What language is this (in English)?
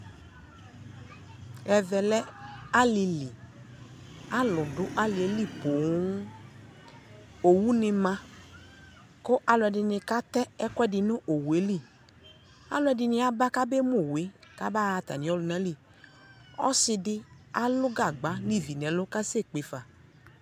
Ikposo